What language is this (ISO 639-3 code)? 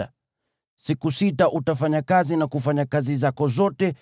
swa